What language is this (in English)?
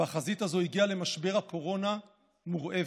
Hebrew